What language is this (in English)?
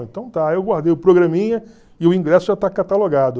Portuguese